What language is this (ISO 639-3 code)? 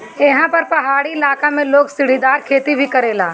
bho